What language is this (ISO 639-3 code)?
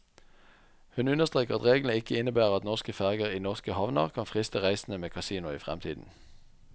nor